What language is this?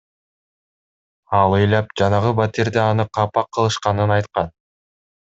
Kyrgyz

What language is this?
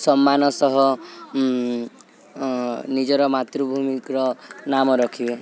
Odia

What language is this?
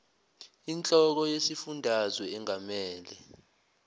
Zulu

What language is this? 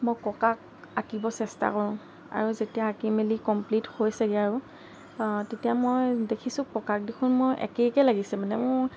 Assamese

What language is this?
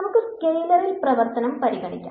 Malayalam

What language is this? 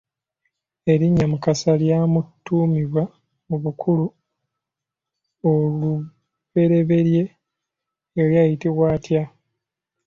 Ganda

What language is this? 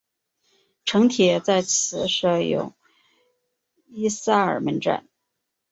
Chinese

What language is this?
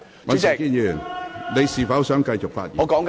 Cantonese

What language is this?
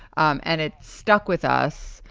English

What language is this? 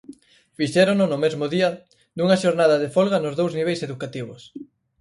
Galician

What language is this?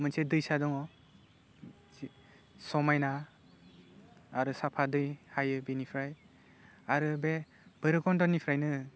Bodo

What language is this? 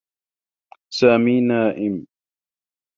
Arabic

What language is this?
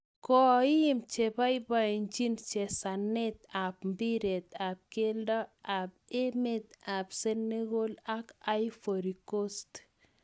Kalenjin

